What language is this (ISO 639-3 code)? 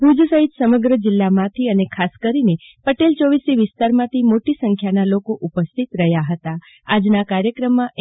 guj